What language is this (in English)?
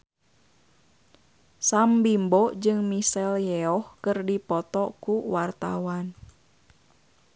Sundanese